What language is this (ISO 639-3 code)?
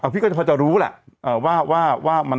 tha